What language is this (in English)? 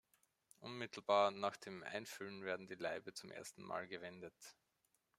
German